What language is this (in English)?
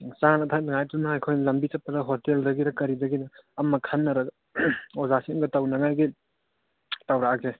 Manipuri